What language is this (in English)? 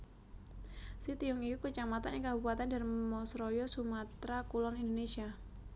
Javanese